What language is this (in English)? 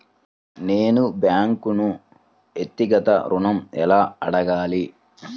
Telugu